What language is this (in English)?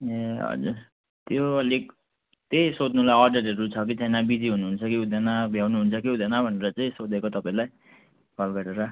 Nepali